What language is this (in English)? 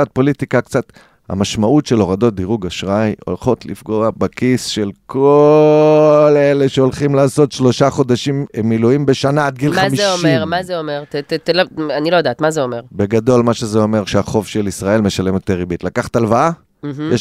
Hebrew